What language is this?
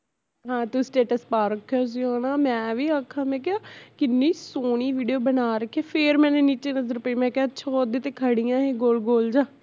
Punjabi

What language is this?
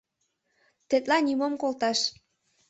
Mari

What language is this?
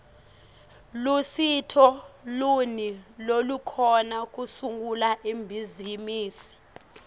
Swati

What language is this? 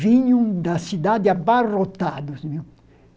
Portuguese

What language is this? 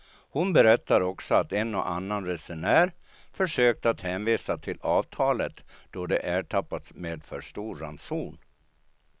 Swedish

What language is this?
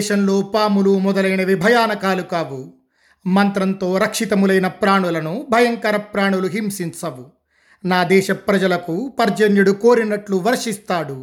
Telugu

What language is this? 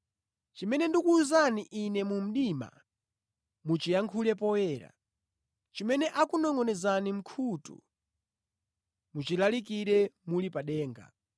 Nyanja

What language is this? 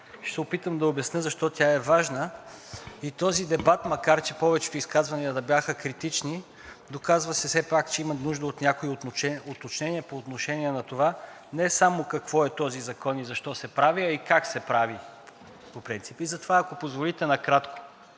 Bulgarian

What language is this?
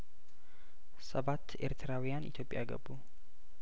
Amharic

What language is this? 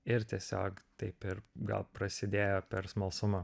Lithuanian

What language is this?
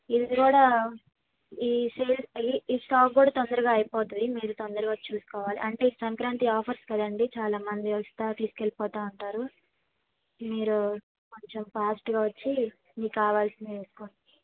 Telugu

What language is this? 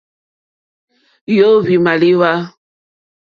Mokpwe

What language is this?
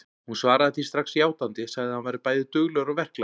Icelandic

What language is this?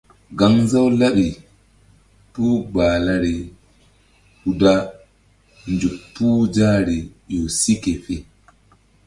Mbum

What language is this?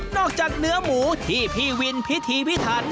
Thai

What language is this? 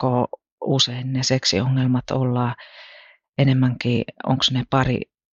Finnish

